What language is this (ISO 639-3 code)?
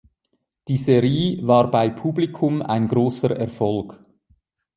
deu